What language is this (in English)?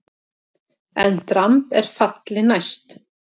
Icelandic